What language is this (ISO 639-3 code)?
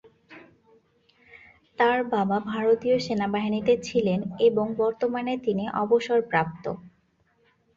ben